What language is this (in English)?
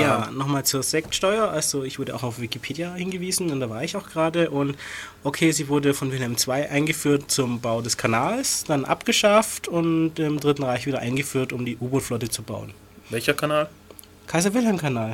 German